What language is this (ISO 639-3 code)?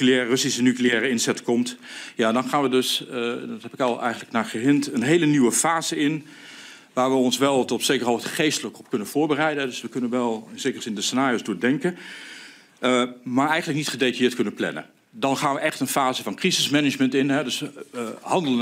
nld